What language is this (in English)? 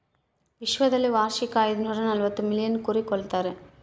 Kannada